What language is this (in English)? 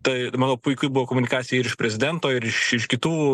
Lithuanian